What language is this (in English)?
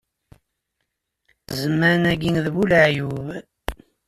Kabyle